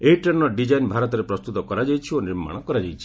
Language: Odia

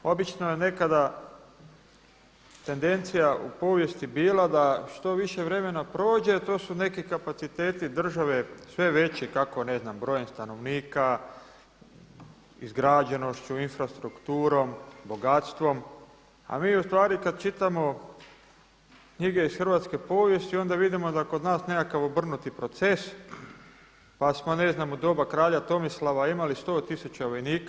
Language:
Croatian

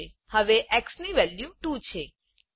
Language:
Gujarati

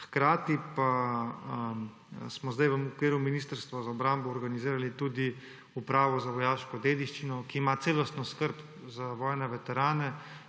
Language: Slovenian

